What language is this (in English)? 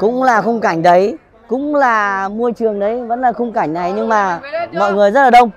Vietnamese